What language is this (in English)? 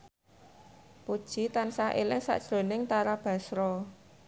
Javanese